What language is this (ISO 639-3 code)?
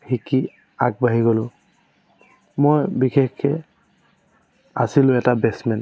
asm